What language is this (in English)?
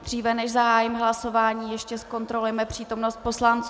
Czech